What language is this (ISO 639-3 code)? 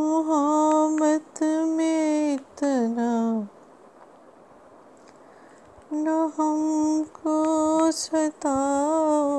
hin